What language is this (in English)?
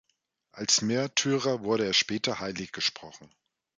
German